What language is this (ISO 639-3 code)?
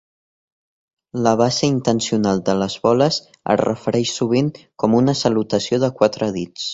cat